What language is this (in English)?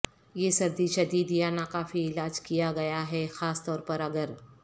Urdu